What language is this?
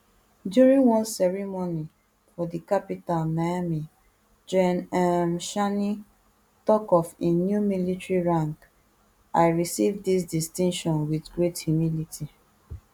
Nigerian Pidgin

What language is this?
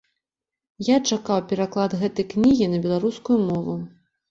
Belarusian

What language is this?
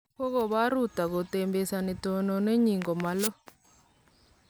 Kalenjin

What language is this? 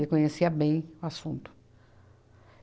Portuguese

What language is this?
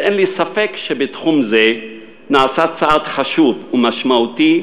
Hebrew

